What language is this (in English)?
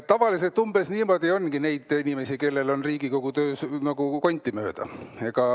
Estonian